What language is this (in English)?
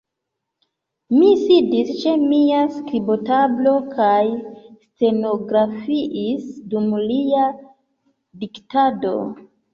Esperanto